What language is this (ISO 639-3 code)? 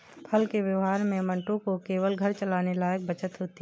hin